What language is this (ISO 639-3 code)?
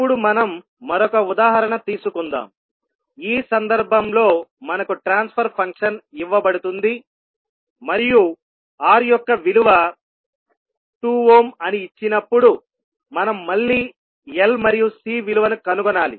tel